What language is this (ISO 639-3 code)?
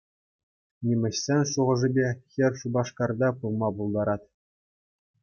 chv